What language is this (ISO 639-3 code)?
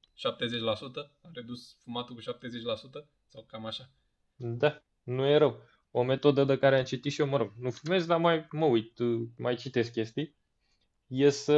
ron